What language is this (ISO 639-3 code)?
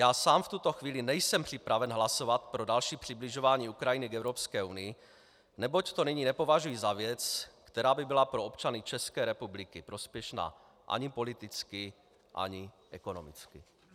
ces